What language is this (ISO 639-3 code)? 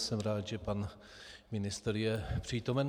ces